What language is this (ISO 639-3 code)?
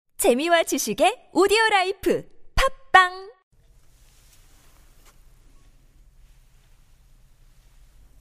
kor